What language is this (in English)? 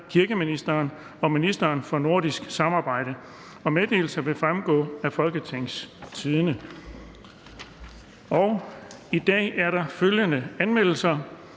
Danish